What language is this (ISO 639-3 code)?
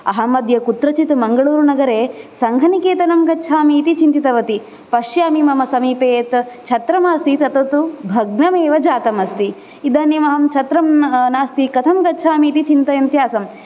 san